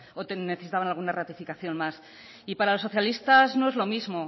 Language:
Spanish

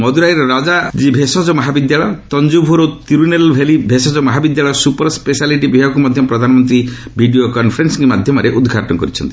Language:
Odia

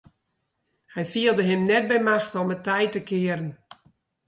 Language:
Western Frisian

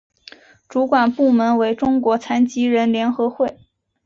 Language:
Chinese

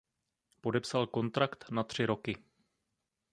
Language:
Czech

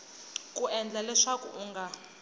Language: Tsonga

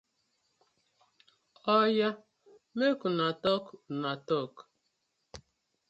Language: Nigerian Pidgin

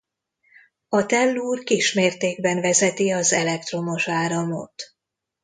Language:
Hungarian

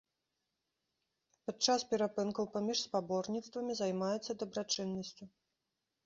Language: Belarusian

